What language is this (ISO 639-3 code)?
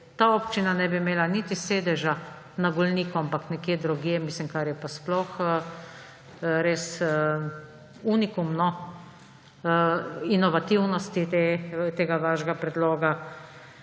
slv